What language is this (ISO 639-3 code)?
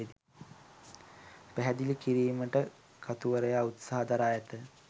sin